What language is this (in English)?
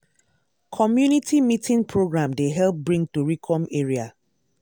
Nigerian Pidgin